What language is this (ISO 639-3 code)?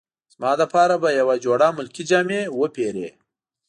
pus